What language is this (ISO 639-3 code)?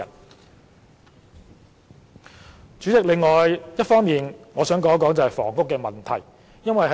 yue